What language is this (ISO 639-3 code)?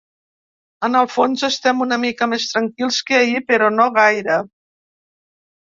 cat